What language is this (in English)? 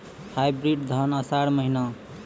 Maithili